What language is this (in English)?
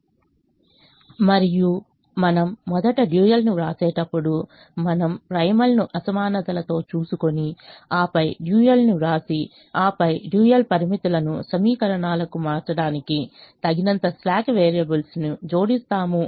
Telugu